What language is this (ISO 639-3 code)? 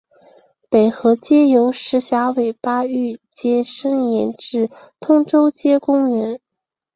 zho